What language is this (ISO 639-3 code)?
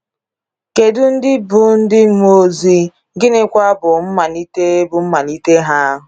ibo